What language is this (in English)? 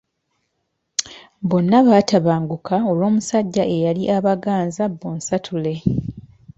Ganda